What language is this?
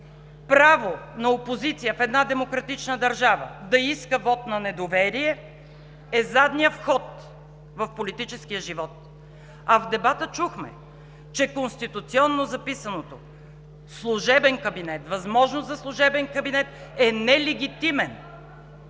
Bulgarian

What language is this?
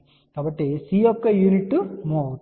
Telugu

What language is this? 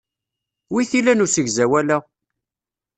Kabyle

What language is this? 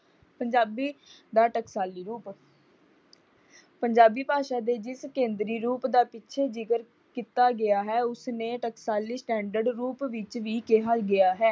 Punjabi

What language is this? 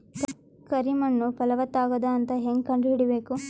Kannada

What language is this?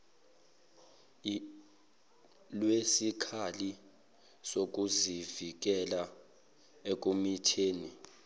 Zulu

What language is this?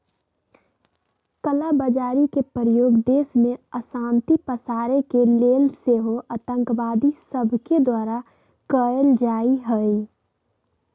Magahi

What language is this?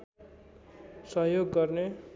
Nepali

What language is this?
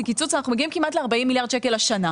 Hebrew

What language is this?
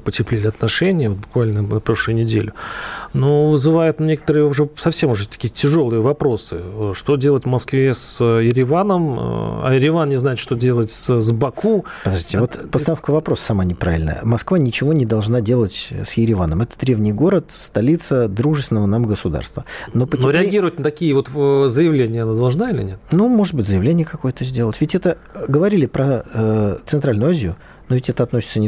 Russian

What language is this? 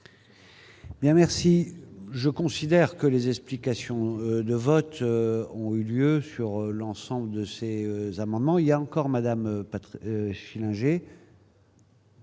French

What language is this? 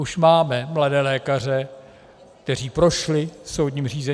Czech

